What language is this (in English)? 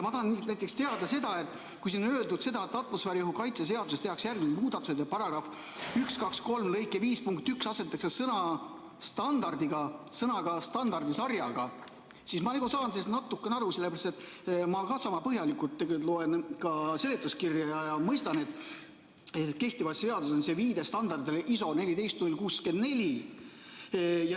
Estonian